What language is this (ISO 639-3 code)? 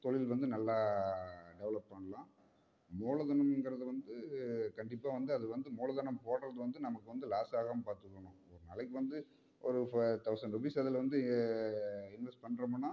tam